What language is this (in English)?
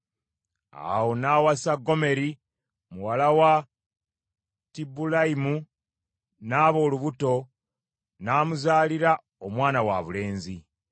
Ganda